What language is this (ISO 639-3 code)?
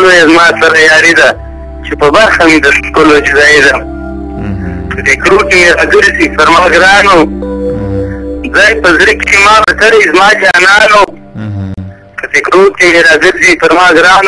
ara